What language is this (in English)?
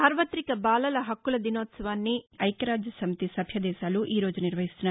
Telugu